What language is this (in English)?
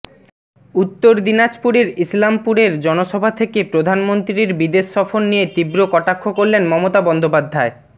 Bangla